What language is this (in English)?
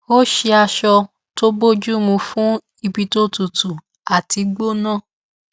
Yoruba